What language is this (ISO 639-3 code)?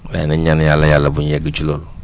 wol